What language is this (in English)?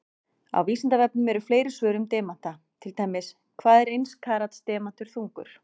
Icelandic